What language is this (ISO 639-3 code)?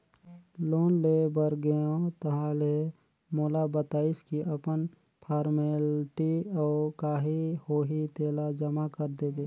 hne